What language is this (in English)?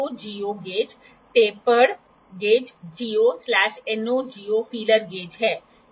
Hindi